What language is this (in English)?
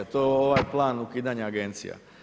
Croatian